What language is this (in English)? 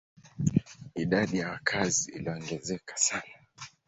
Swahili